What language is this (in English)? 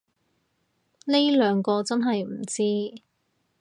Cantonese